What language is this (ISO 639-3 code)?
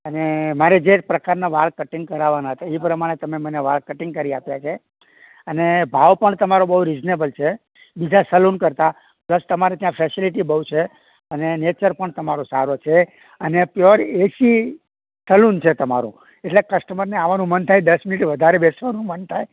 guj